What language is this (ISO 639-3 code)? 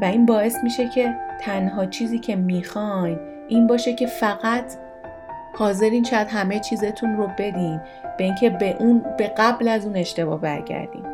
fas